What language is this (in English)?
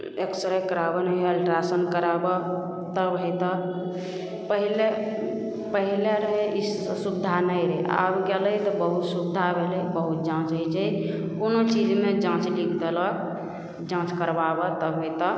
Maithili